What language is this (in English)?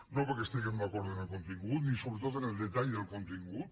Catalan